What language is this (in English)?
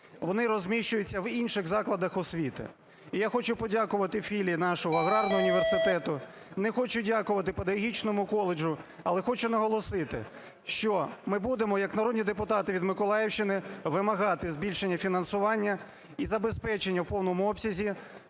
Ukrainian